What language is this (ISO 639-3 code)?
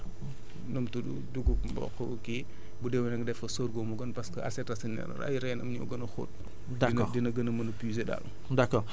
wol